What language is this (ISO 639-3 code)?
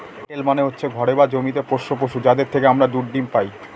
ben